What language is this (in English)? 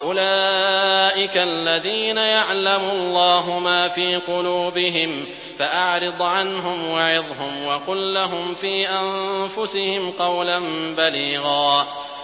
Arabic